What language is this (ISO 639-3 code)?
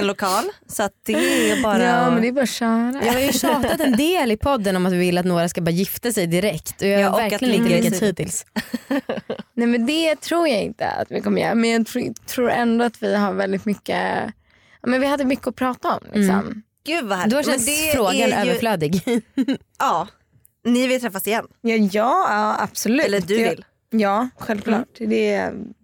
swe